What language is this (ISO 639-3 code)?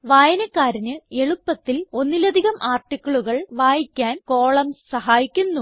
mal